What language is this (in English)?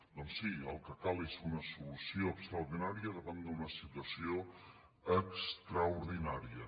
Catalan